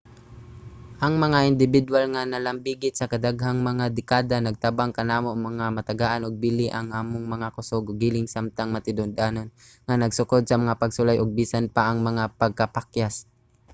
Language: Cebuano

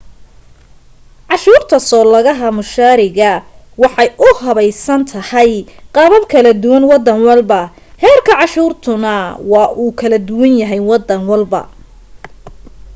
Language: Somali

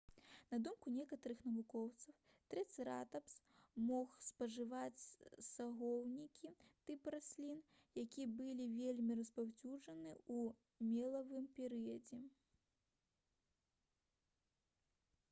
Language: Belarusian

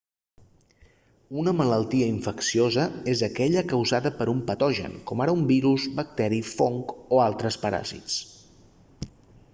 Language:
Catalan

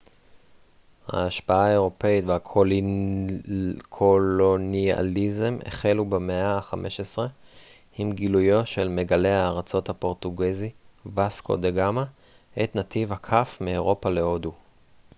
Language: Hebrew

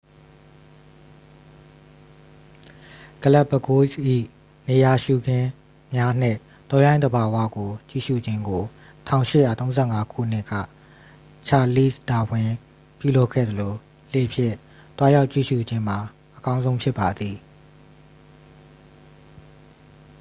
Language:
Burmese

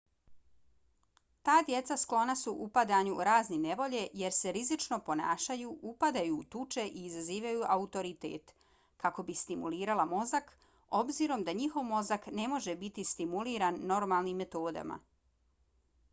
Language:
Bosnian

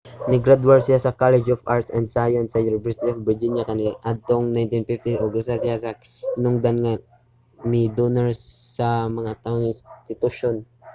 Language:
Cebuano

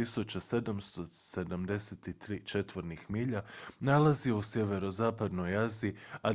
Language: Croatian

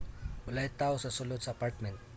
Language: Cebuano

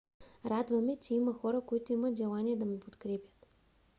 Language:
Bulgarian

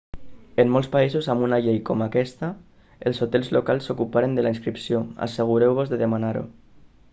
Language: Catalan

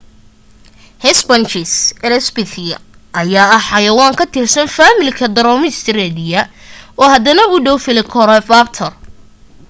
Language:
Somali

